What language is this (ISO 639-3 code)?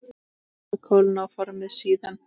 isl